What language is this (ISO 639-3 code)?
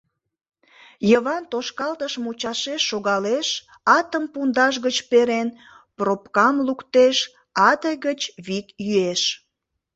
chm